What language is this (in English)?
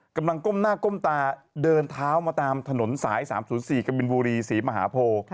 Thai